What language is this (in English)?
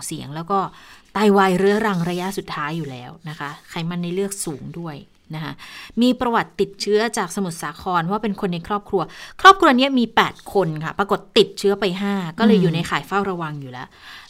Thai